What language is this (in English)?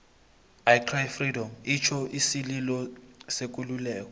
South Ndebele